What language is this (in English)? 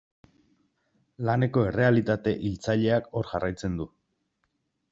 Basque